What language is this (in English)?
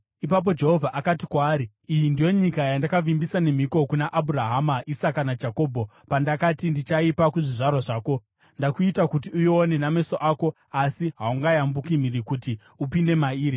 Shona